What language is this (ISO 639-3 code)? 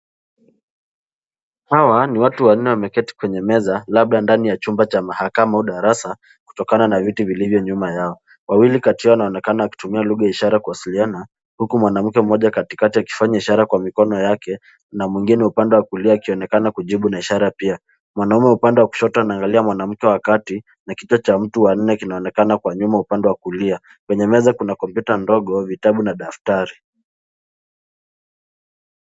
swa